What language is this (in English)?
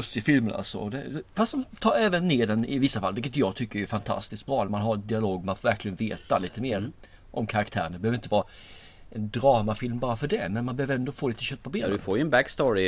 Swedish